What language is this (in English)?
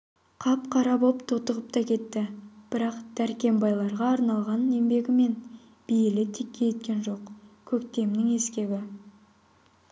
Kazakh